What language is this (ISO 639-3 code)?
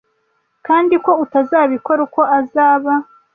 kin